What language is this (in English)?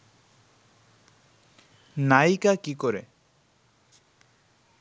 Bangla